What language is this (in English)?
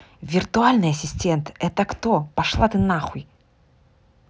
Russian